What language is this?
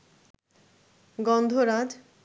Bangla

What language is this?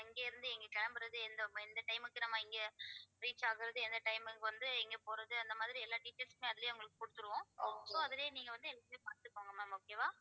Tamil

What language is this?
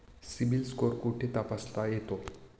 Marathi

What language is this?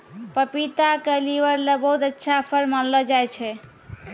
Maithili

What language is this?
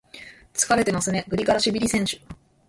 Japanese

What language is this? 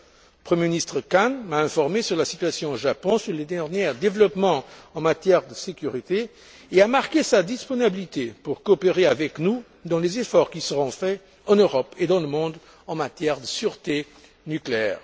French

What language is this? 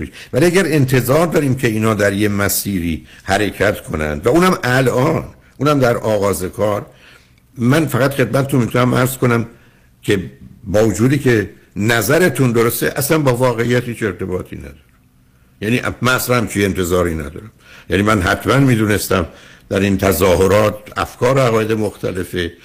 Persian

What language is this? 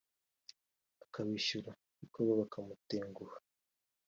Kinyarwanda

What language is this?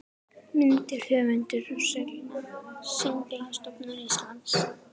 Icelandic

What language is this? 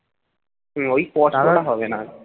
Bangla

